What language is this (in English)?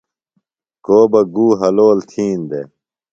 Phalura